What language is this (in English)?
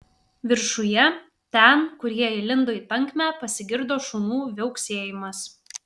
Lithuanian